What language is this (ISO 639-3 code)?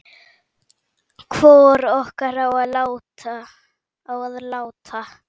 isl